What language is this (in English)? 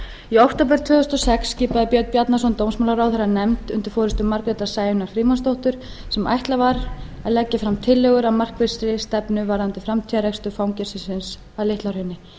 Icelandic